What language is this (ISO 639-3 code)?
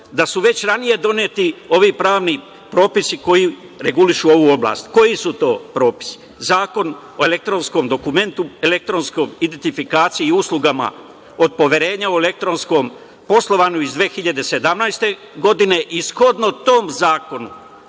srp